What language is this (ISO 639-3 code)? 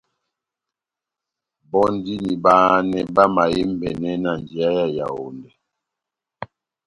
bnm